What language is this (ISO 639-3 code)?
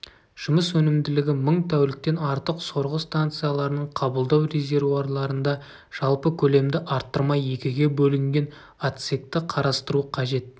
kaz